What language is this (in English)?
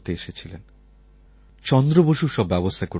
Bangla